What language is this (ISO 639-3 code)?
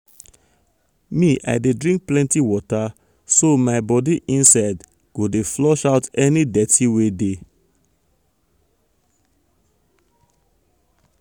pcm